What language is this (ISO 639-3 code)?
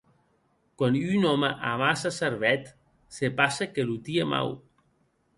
oci